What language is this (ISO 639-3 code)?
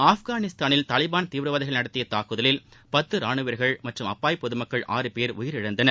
tam